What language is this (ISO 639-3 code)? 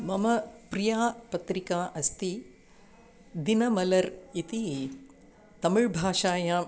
san